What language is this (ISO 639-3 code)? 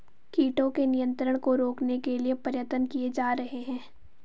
hin